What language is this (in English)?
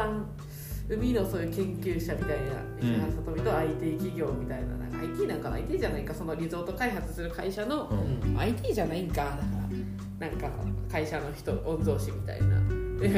Japanese